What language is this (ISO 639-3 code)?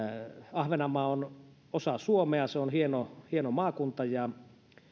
fin